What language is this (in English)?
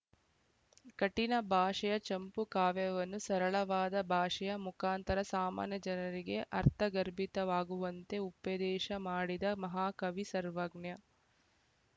Kannada